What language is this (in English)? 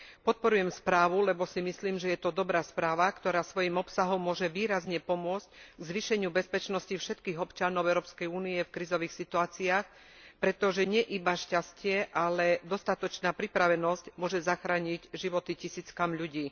Slovak